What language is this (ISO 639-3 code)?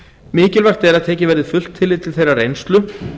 isl